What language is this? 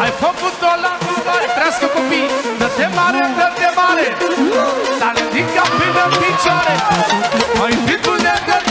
Romanian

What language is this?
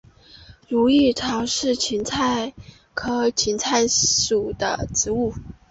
Chinese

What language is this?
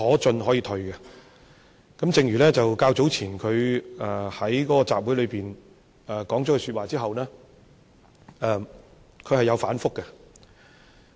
Cantonese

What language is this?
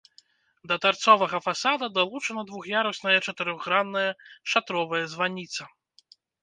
Belarusian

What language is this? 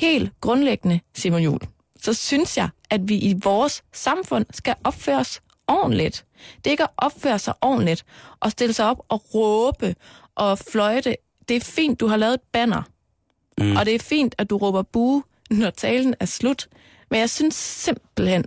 Danish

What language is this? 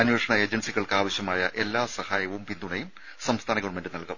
Malayalam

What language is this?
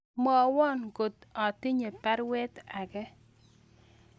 Kalenjin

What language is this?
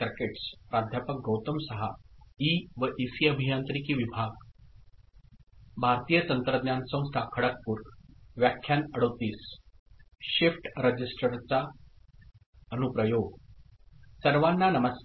Marathi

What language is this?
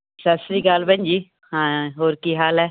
Punjabi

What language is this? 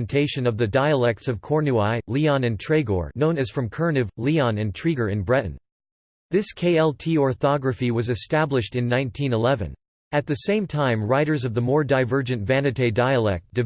English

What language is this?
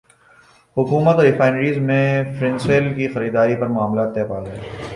Urdu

